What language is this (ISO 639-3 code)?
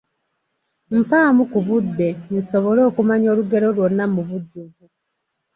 lug